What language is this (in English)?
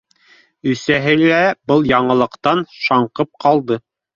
Bashkir